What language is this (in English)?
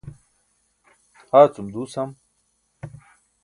Burushaski